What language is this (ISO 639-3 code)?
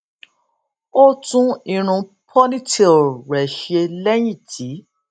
yor